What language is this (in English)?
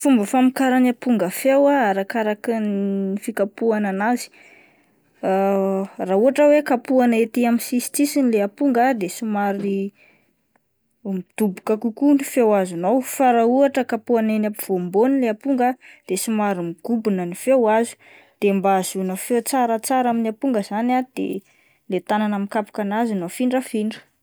Malagasy